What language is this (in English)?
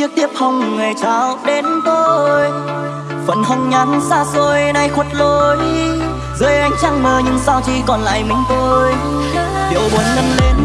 Vietnamese